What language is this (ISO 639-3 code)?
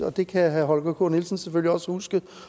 dan